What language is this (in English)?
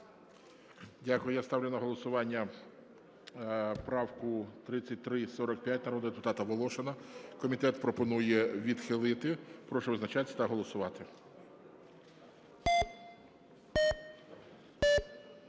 Ukrainian